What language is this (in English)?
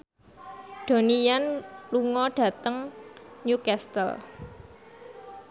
Javanese